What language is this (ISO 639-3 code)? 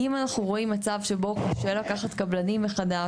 heb